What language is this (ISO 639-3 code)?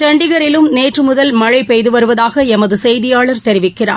tam